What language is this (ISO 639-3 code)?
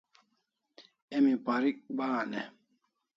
kls